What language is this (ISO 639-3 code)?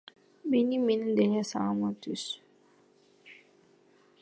kir